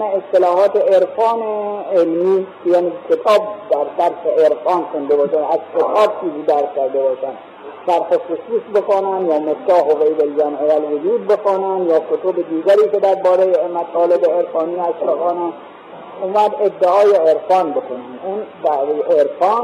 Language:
Persian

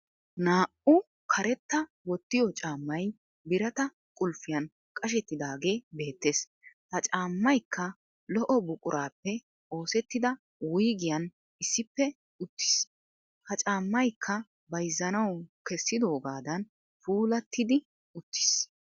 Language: Wolaytta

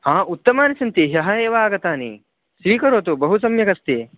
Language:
Sanskrit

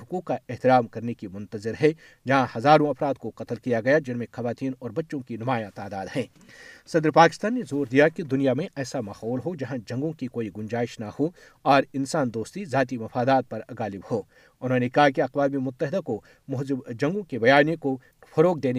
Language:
Urdu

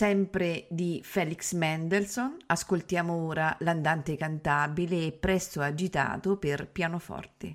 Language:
Italian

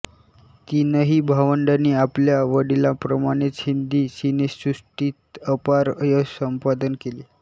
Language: Marathi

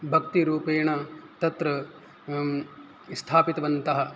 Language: Sanskrit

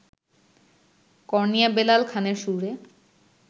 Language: Bangla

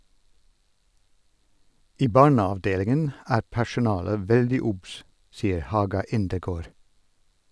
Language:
Norwegian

